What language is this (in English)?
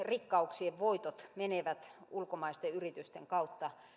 Finnish